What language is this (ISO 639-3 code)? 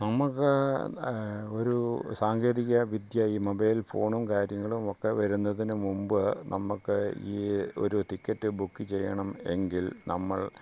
mal